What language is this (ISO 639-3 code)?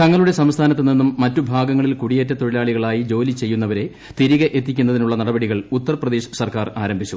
mal